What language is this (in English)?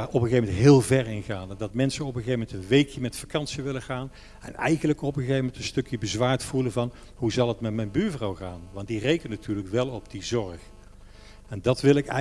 Dutch